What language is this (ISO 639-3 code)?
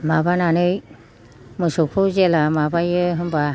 brx